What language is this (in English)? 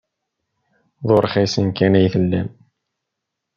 Kabyle